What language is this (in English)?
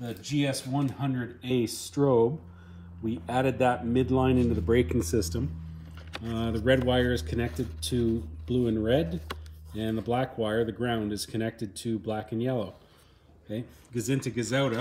English